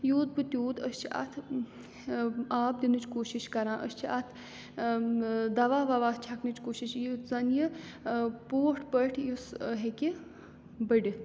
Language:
Kashmiri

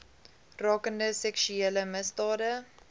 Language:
Afrikaans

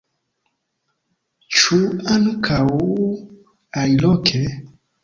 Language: Esperanto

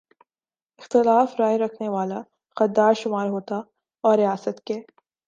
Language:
Urdu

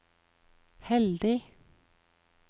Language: Norwegian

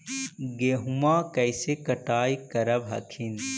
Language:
Magahi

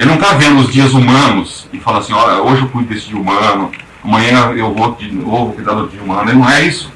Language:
Portuguese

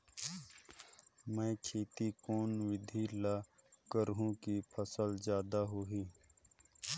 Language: Chhattisgarhi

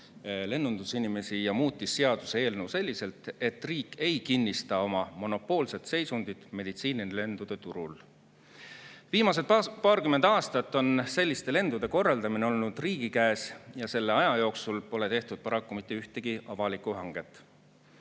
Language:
Estonian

